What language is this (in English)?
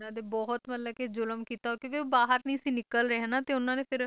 Punjabi